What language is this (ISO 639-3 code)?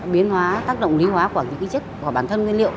vie